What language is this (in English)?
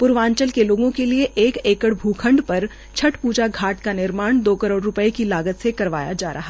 Hindi